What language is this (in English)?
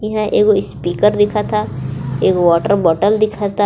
Bhojpuri